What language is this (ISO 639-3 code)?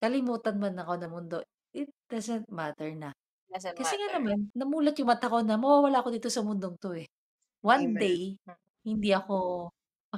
fil